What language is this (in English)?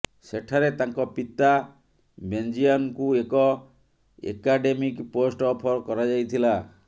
Odia